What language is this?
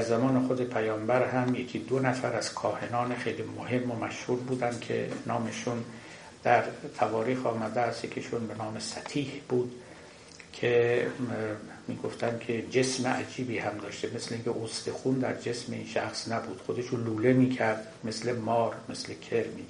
Persian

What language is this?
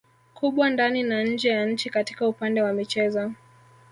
Swahili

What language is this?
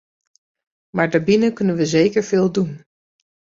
Dutch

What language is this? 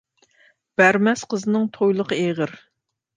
Uyghur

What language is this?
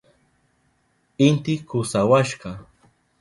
Southern Pastaza Quechua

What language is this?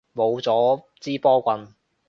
Cantonese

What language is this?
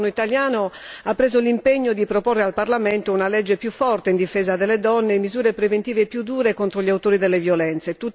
Italian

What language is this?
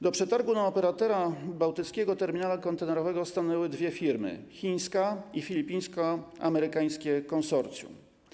Polish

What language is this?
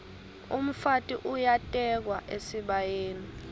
Swati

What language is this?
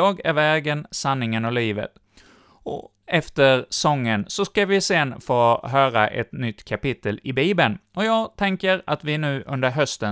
Swedish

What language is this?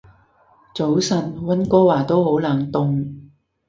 Cantonese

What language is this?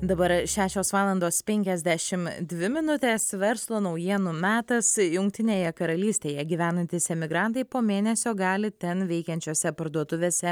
Lithuanian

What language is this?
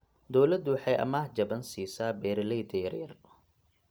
Somali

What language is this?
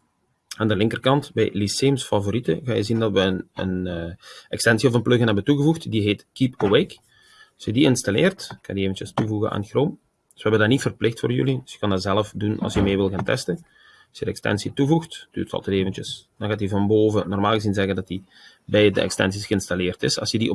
Dutch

